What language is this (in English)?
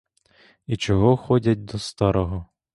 Ukrainian